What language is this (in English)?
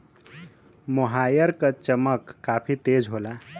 Bhojpuri